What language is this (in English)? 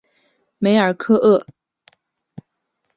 Chinese